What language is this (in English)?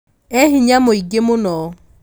Kikuyu